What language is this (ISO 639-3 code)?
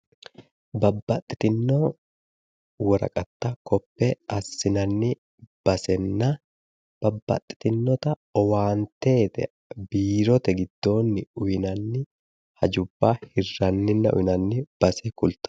sid